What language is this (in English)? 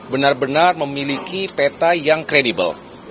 Indonesian